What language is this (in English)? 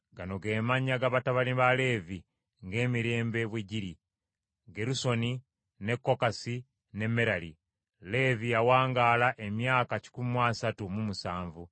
Ganda